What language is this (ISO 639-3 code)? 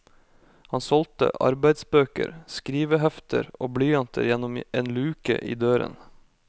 nor